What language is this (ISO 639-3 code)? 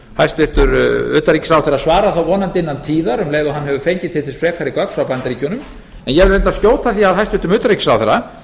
isl